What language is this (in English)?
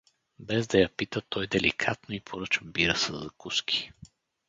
Bulgarian